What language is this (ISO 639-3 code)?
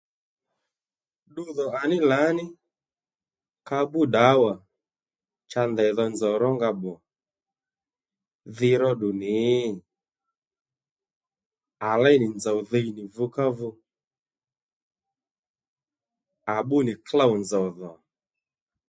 led